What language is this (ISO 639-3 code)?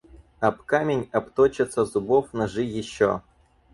rus